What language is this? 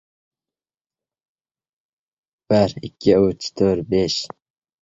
Uzbek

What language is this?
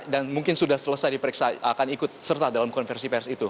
Indonesian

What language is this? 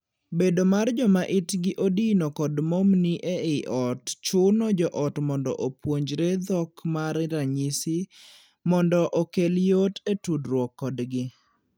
Luo (Kenya and Tanzania)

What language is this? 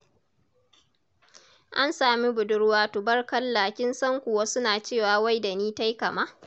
Hausa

